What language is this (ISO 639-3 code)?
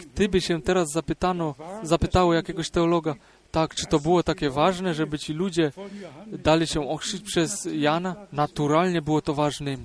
pol